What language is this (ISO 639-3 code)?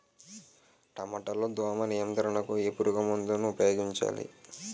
tel